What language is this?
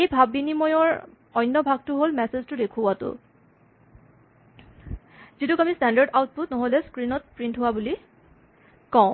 Assamese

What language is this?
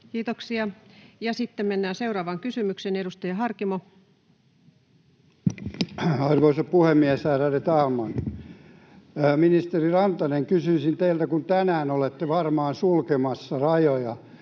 Finnish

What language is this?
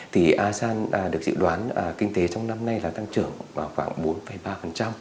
Vietnamese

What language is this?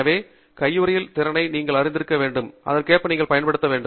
Tamil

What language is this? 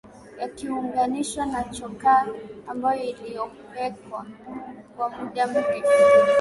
Swahili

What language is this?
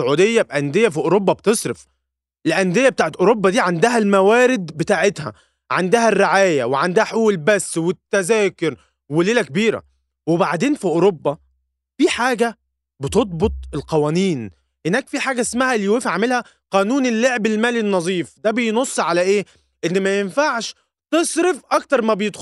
Arabic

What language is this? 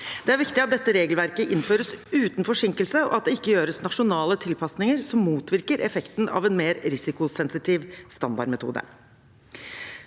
Norwegian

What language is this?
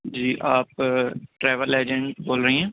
Urdu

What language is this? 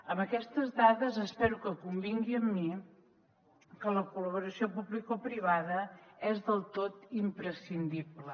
Catalan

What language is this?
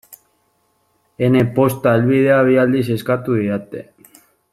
Basque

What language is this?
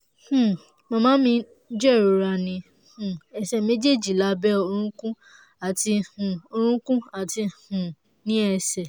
Yoruba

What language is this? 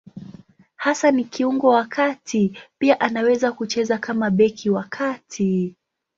Swahili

